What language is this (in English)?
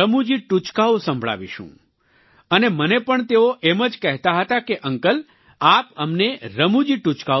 Gujarati